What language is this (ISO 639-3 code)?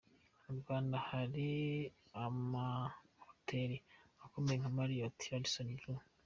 kin